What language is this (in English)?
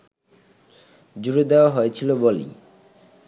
Bangla